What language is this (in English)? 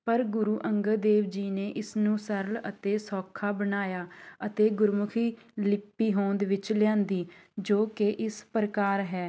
Punjabi